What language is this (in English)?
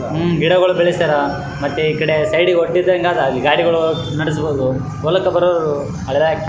Kannada